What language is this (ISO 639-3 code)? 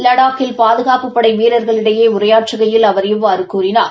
tam